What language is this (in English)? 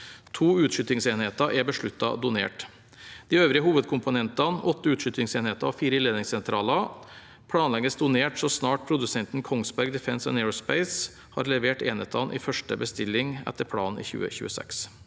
Norwegian